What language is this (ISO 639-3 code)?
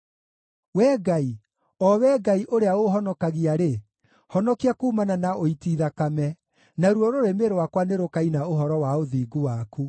kik